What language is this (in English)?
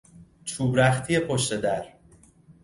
Persian